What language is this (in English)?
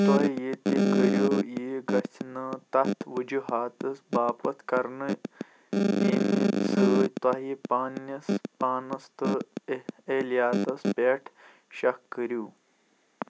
Kashmiri